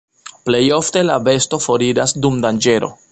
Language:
Esperanto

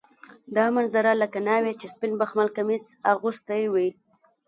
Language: Pashto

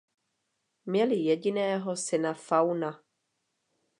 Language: Czech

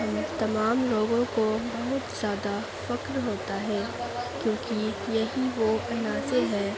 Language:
Urdu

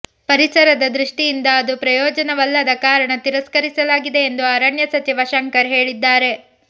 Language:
Kannada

